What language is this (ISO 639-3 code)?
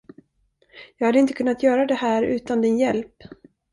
swe